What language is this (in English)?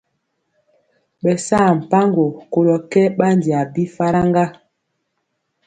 Mpiemo